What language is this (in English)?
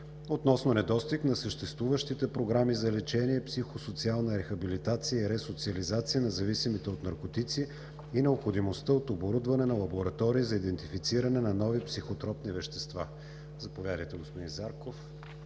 Bulgarian